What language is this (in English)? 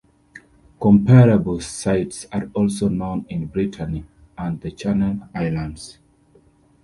English